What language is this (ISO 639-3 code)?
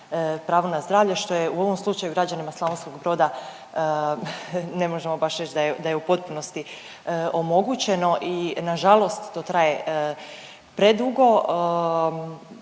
hrv